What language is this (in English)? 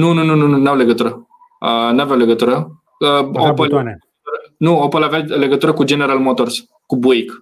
Romanian